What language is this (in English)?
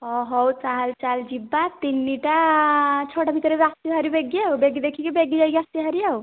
Odia